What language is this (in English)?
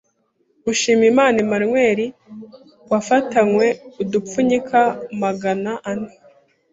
Kinyarwanda